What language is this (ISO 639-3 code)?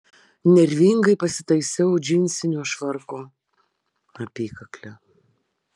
lit